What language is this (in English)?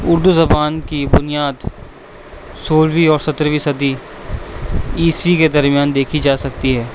Urdu